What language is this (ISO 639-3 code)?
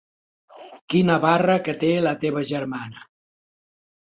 cat